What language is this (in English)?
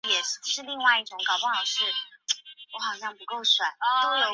Chinese